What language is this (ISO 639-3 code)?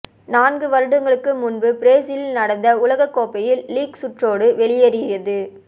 tam